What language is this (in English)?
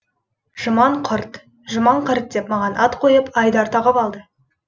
Kazakh